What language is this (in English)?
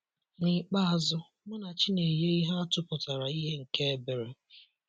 Igbo